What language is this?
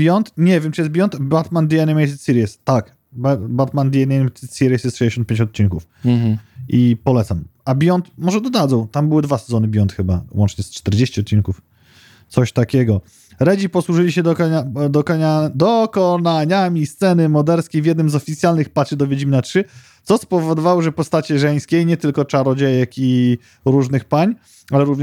Polish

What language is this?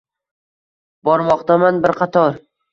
Uzbek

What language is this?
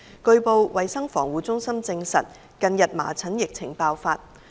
Cantonese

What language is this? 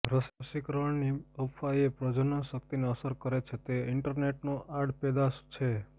Gujarati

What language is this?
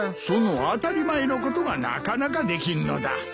Japanese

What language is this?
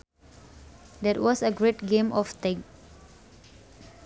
Sundanese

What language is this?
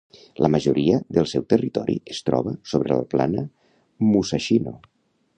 Catalan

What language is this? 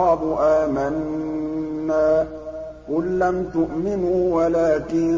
Arabic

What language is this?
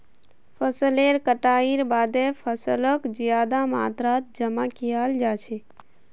Magahi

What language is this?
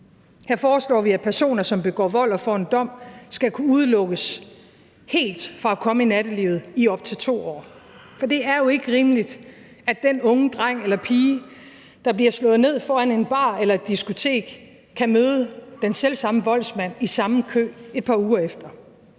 Danish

